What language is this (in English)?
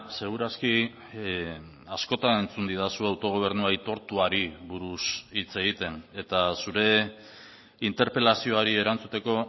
Basque